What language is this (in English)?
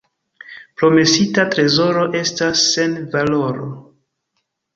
Esperanto